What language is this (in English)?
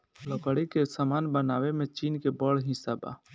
Bhojpuri